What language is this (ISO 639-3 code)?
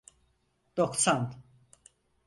tur